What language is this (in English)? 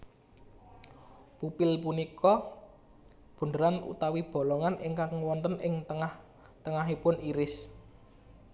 Javanese